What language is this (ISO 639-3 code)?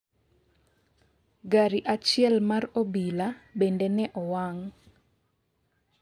luo